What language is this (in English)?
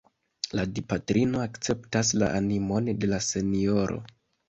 Esperanto